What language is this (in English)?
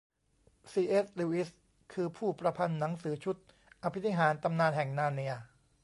Thai